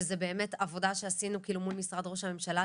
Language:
Hebrew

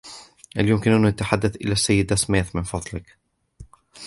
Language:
Arabic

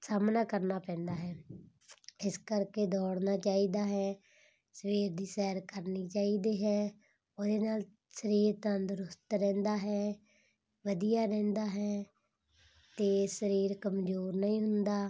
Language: Punjabi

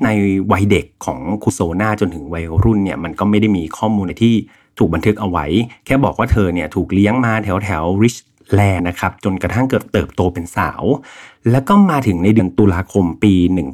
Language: Thai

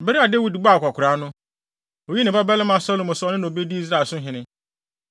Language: Akan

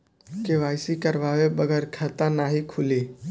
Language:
Bhojpuri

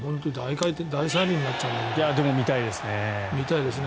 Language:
Japanese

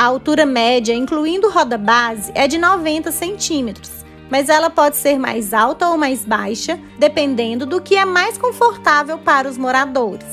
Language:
Portuguese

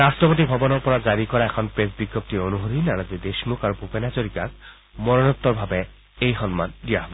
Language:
Assamese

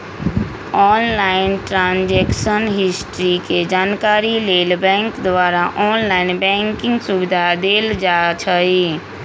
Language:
Magahi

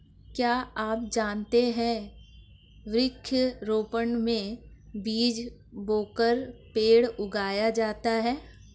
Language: Hindi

